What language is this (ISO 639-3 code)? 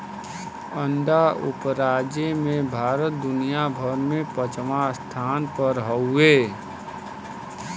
bho